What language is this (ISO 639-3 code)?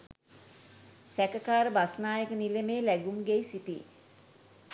sin